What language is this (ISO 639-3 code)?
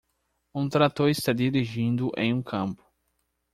por